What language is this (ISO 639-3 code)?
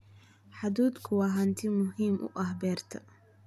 som